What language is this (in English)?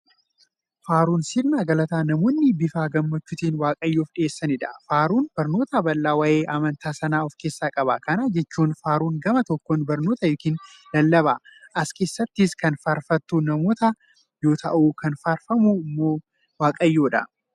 Oromo